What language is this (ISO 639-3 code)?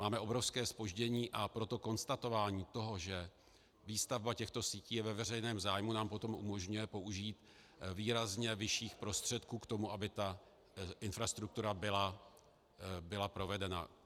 ces